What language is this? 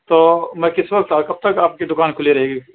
Urdu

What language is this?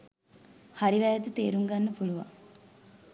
Sinhala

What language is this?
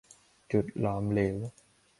Thai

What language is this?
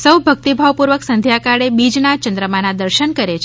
Gujarati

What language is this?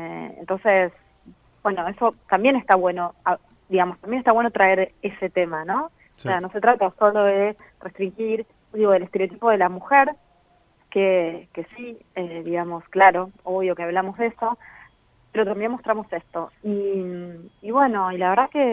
Spanish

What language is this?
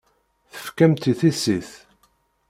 Kabyle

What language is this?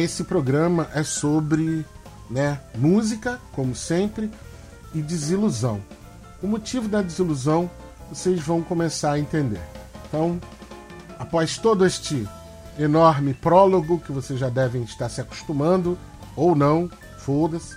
Portuguese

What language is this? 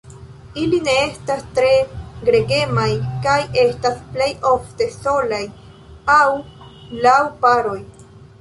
Esperanto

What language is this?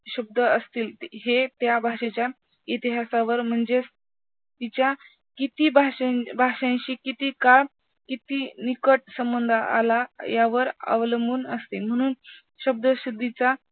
Marathi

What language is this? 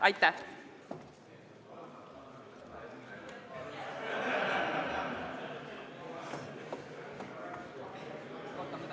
Estonian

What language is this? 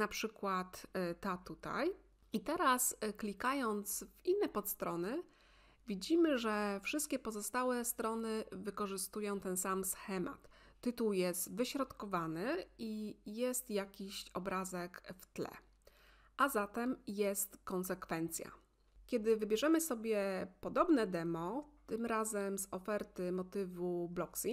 Polish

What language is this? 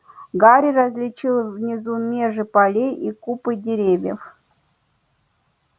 Russian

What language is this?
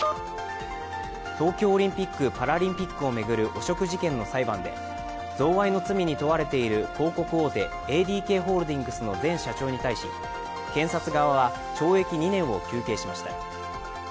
Japanese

